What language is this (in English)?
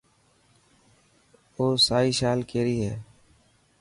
Dhatki